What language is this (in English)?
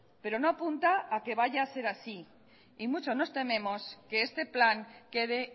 Spanish